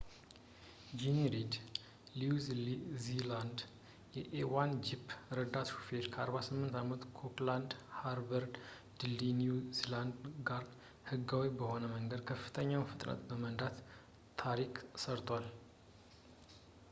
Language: Amharic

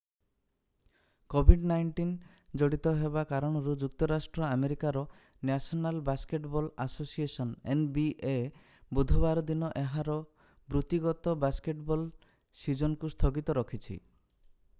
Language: Odia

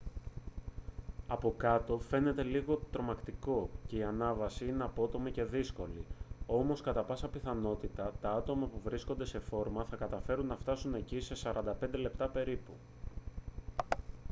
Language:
Greek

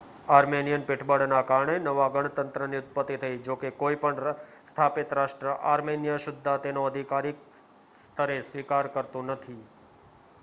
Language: Gujarati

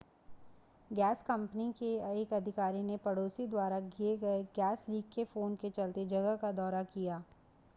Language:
Hindi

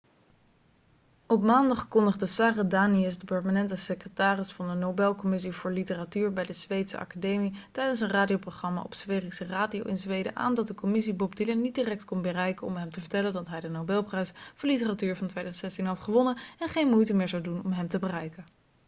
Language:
Dutch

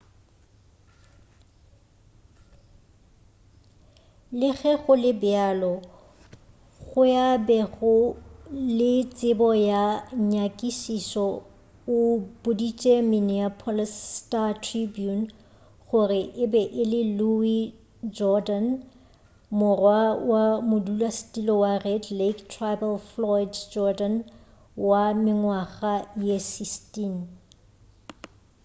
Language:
Northern Sotho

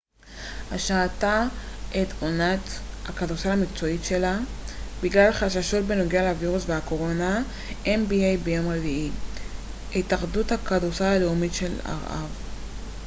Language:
Hebrew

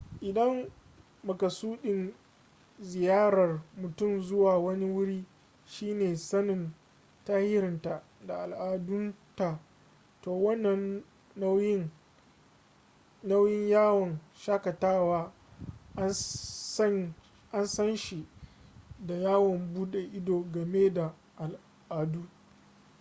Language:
Hausa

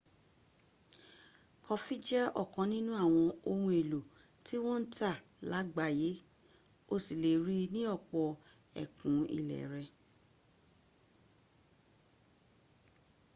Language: Yoruba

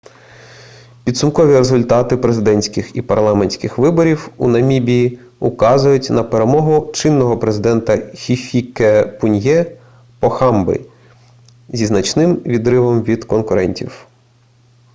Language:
Ukrainian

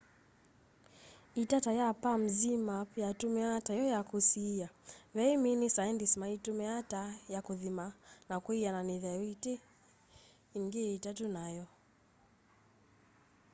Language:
Kamba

